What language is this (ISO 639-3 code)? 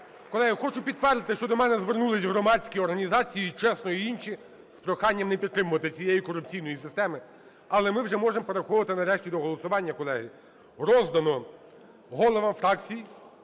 ukr